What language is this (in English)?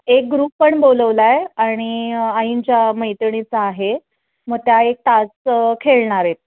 Marathi